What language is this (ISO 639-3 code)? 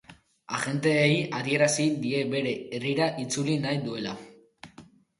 eus